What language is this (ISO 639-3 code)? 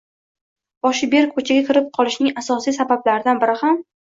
uzb